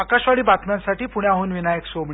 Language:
Marathi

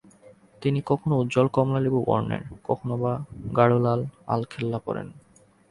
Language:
Bangla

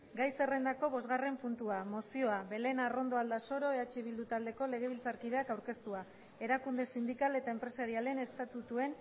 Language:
Basque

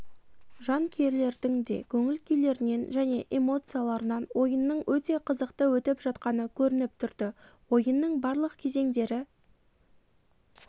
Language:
Kazakh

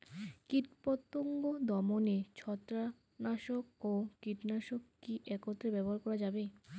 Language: Bangla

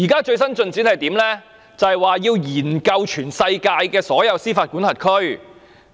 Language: Cantonese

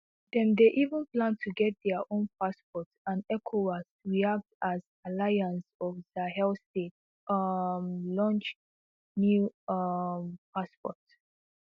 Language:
Nigerian Pidgin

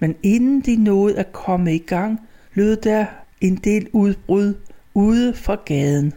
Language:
Danish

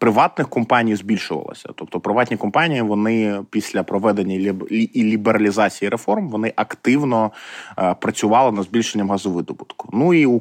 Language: Ukrainian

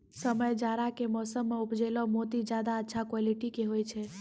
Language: Maithili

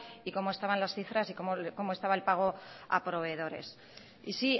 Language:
Spanish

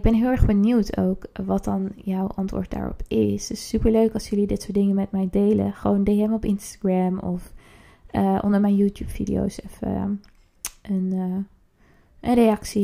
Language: Dutch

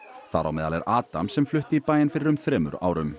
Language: Icelandic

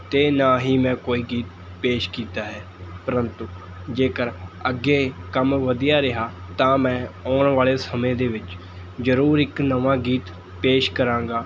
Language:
Punjabi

